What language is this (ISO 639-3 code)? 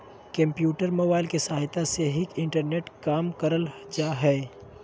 mag